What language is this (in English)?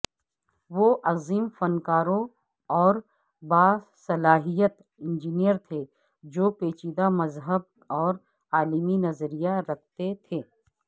Urdu